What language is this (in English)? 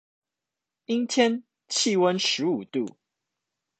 Chinese